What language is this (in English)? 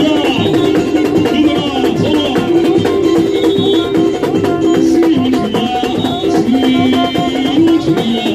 Romanian